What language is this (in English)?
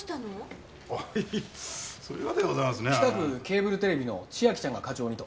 Japanese